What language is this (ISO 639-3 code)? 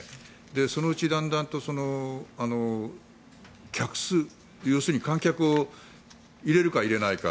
jpn